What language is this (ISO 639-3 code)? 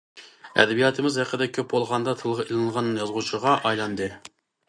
uig